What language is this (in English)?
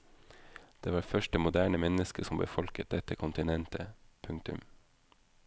Norwegian